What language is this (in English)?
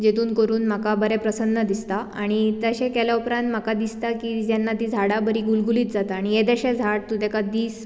Konkani